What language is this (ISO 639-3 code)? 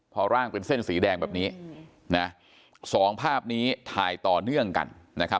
tha